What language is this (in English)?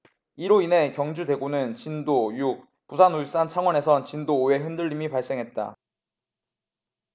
Korean